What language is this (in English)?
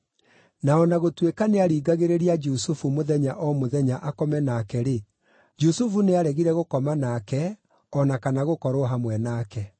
Kikuyu